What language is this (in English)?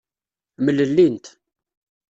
Kabyle